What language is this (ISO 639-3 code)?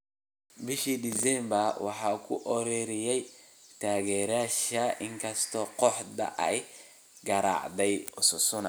som